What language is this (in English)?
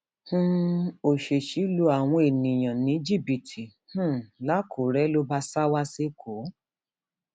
Yoruba